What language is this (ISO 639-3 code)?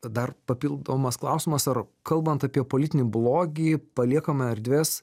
lit